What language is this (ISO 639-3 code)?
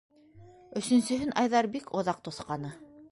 bak